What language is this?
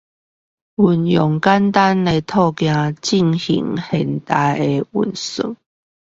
Chinese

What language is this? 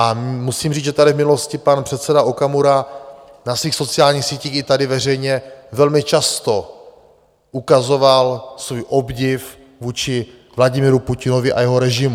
Czech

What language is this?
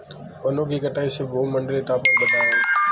Hindi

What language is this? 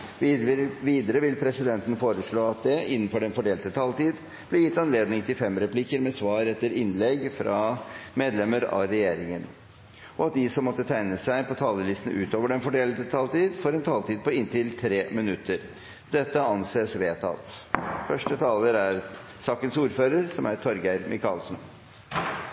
Norwegian Bokmål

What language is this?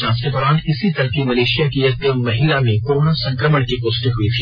Hindi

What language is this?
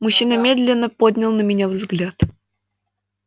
Russian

